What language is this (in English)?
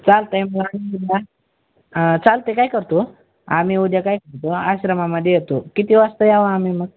Marathi